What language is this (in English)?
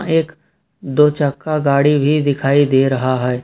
Hindi